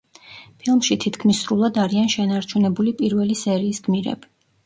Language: Georgian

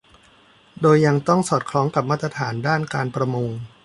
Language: Thai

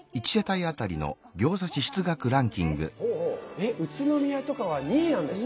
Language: Japanese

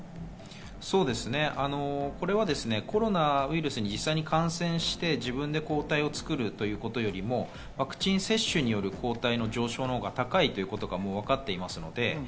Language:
Japanese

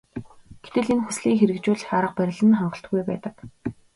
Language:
Mongolian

